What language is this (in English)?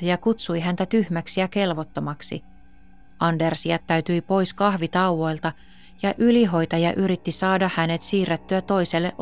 Finnish